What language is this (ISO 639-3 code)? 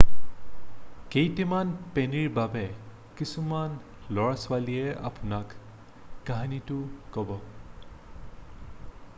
asm